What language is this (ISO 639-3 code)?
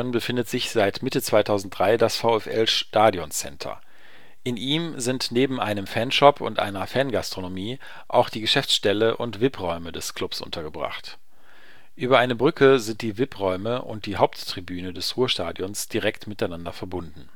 deu